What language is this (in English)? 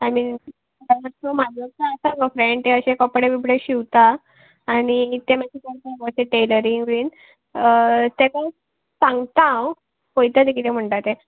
Konkani